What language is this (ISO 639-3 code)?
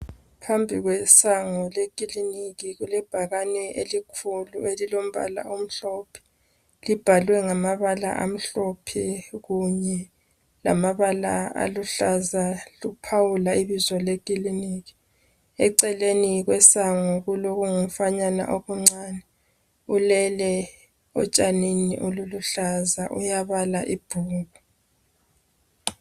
nde